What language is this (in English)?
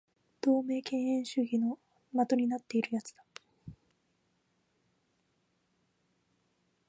Japanese